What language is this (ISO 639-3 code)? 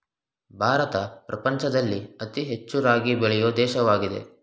kan